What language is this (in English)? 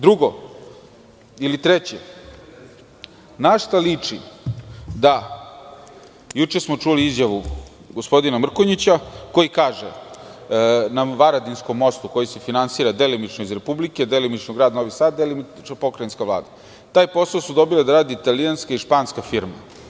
Serbian